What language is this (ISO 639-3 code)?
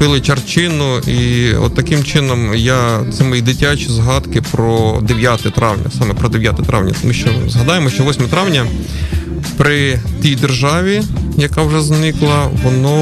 ukr